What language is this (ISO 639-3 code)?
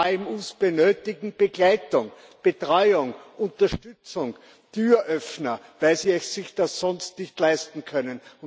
deu